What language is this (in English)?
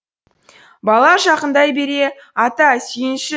Kazakh